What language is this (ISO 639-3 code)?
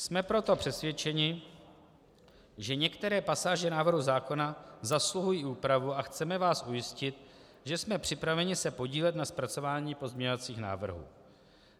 ces